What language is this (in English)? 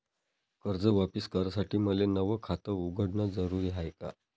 Marathi